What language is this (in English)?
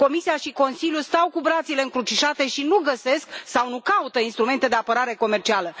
Romanian